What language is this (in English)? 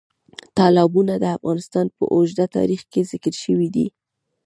Pashto